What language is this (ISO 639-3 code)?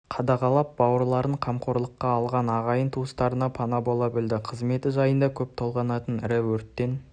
kaz